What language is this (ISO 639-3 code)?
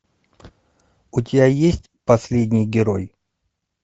rus